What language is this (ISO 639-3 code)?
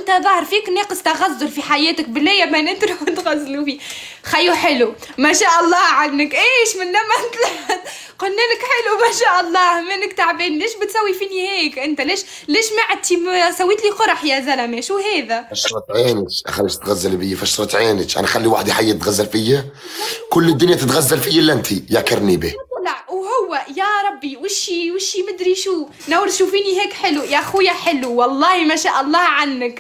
ara